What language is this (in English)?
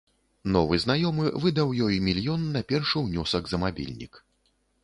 Belarusian